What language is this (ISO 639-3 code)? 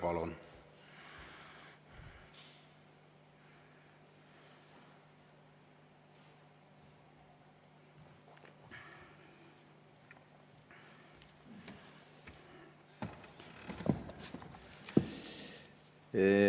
est